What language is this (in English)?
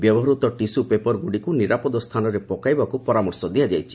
Odia